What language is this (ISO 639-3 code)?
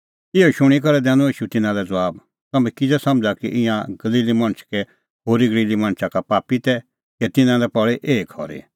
kfx